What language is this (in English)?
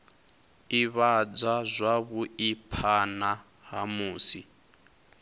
Venda